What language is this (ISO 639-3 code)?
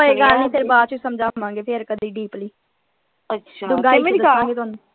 pan